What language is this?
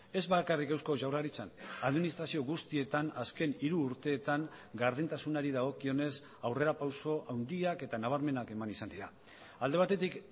Basque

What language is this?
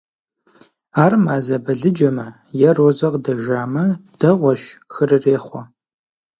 Kabardian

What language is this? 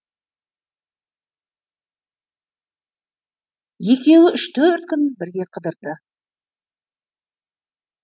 Kazakh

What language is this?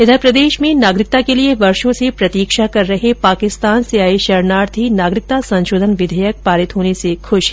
Hindi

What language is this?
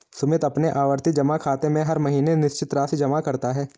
Hindi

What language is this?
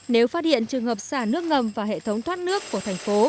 Vietnamese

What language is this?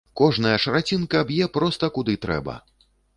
Belarusian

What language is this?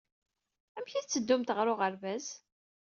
Kabyle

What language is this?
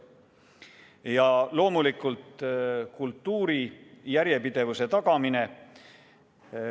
Estonian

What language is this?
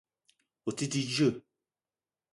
Eton (Cameroon)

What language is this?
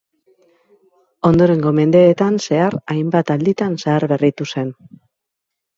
Basque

